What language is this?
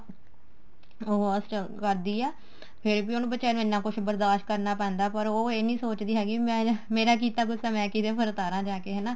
Punjabi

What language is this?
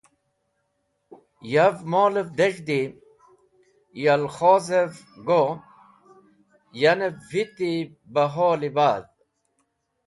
Wakhi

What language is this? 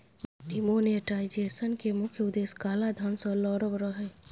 Maithili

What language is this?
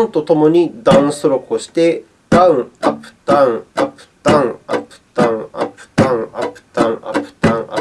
Japanese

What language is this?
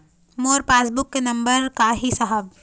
Chhattisgarhi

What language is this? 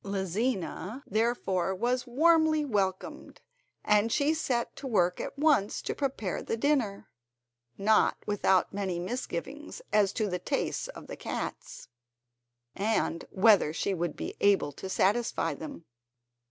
English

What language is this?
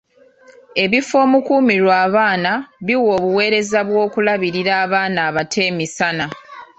Ganda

